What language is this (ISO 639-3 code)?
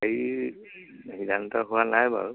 asm